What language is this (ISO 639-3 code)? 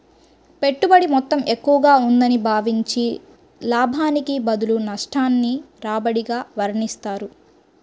tel